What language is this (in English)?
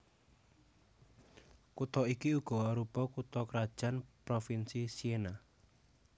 Javanese